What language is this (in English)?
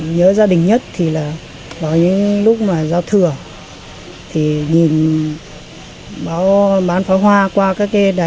Vietnamese